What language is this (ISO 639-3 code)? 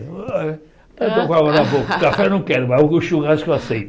por